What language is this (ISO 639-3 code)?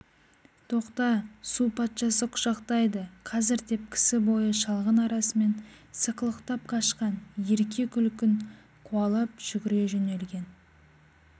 kaz